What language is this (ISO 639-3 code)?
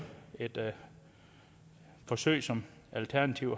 dan